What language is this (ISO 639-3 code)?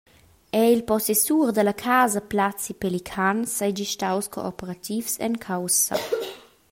roh